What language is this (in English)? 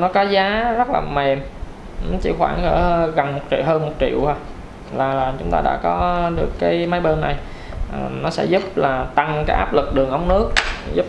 Vietnamese